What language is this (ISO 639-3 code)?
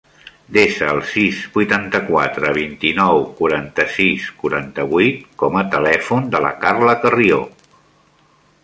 cat